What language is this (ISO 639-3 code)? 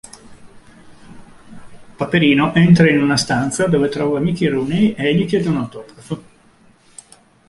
ita